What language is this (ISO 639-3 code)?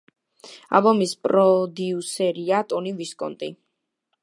kat